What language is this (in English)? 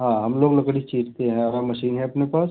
Hindi